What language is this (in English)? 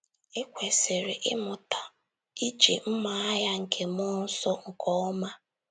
Igbo